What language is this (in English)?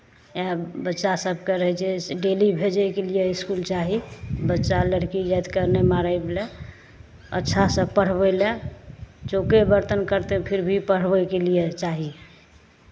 Maithili